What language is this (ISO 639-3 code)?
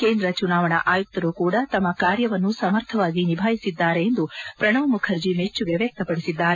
kan